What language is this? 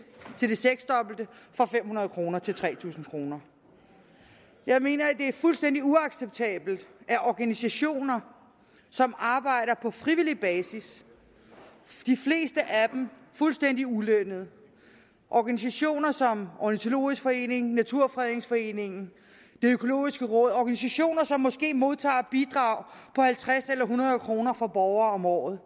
Danish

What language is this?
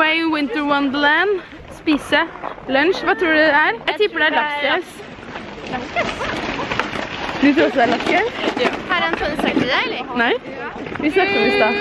Norwegian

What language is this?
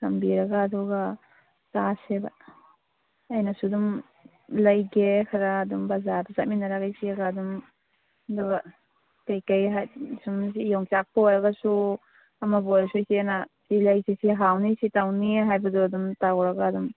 Manipuri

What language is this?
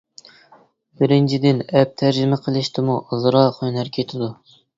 Uyghur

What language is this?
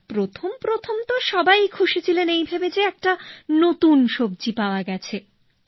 Bangla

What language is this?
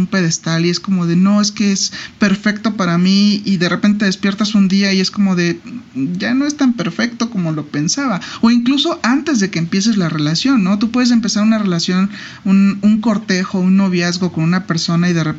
Spanish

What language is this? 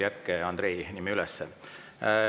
Estonian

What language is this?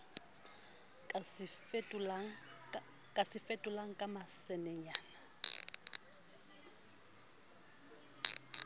Southern Sotho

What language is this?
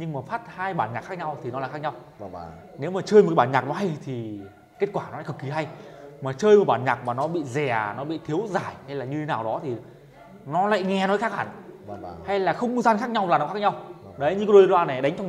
Vietnamese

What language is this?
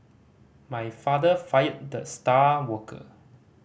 English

